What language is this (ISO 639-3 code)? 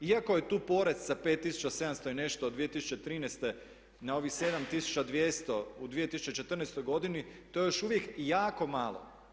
hrv